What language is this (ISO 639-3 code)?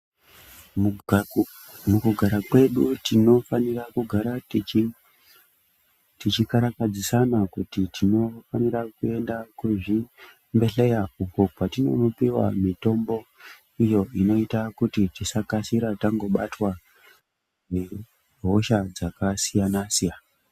ndc